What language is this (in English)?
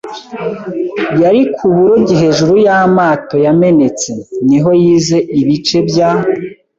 Kinyarwanda